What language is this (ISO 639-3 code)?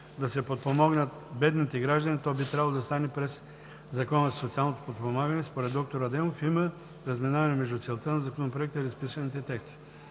bul